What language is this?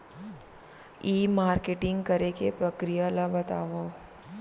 Chhattisgarhi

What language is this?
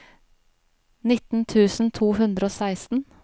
Norwegian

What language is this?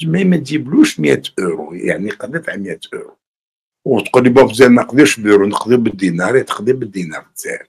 Arabic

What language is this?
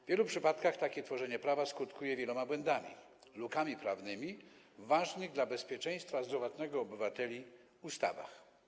Polish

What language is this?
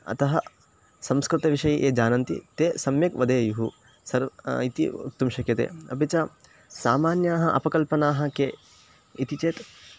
Sanskrit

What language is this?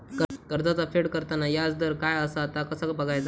Marathi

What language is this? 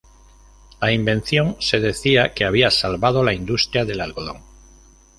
Spanish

